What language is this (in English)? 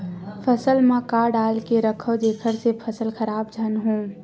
Chhattisgarhi